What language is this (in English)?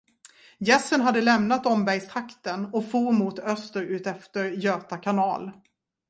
Swedish